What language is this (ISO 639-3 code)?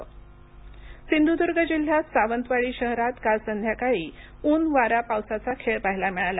mar